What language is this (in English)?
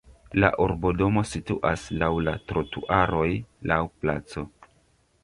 Esperanto